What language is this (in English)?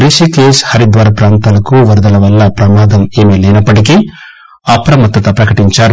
Telugu